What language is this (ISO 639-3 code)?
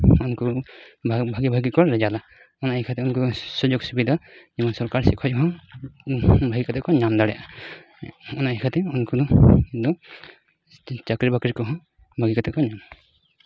sat